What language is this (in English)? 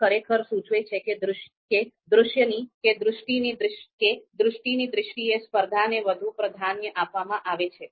Gujarati